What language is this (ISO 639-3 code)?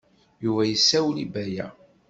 kab